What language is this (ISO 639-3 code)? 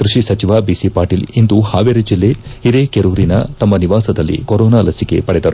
kan